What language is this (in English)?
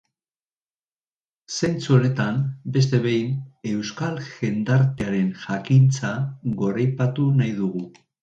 Basque